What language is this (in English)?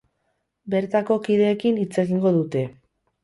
Basque